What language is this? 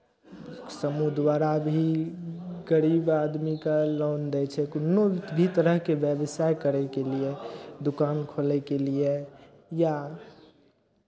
Maithili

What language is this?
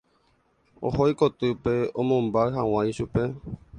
Guarani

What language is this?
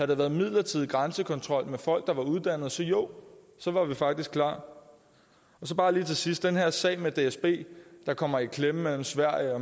Danish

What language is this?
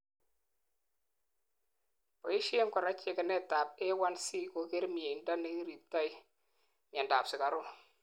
Kalenjin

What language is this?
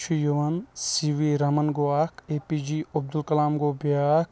Kashmiri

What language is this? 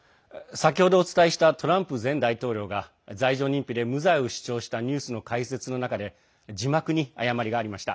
Japanese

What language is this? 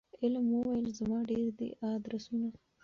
Pashto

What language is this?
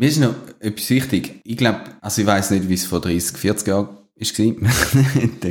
German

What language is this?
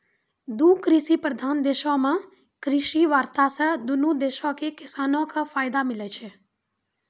Maithili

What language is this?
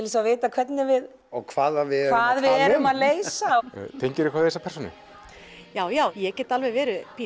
Icelandic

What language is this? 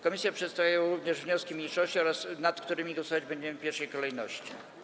Polish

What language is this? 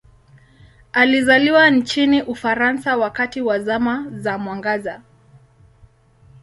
Swahili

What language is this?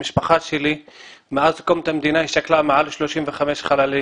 Hebrew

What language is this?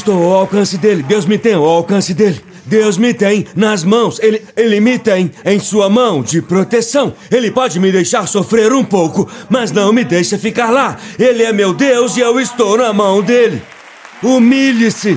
Portuguese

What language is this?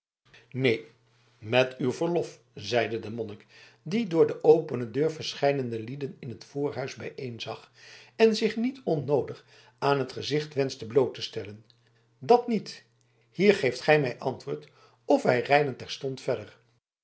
Dutch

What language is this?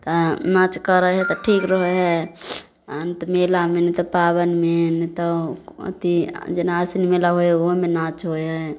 Maithili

